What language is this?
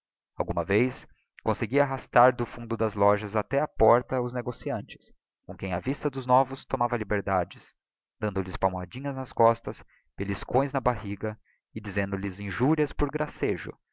Portuguese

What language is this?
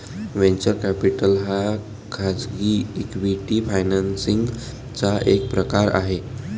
Marathi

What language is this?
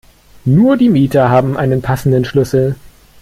German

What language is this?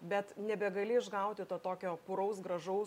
Lithuanian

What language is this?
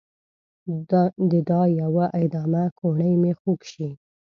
Pashto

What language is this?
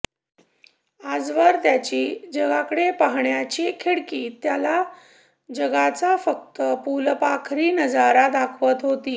Marathi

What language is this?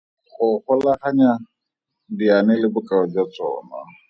Tswana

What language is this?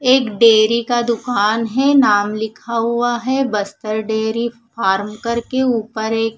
Hindi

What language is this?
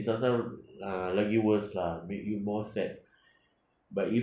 English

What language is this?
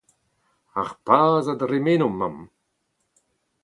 Breton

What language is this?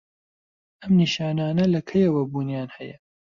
Central Kurdish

